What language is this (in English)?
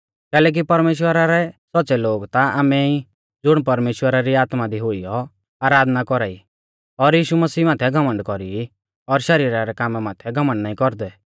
Mahasu Pahari